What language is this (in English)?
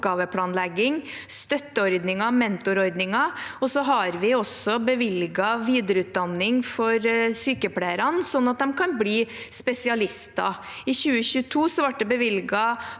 Norwegian